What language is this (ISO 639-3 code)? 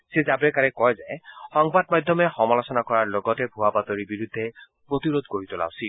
asm